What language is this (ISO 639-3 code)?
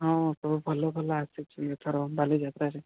ori